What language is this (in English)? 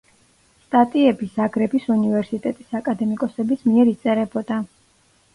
Georgian